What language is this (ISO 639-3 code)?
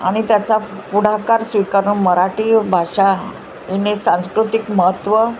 mar